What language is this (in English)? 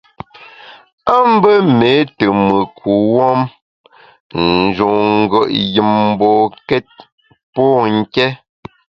Bamun